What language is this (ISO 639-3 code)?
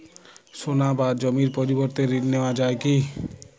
ben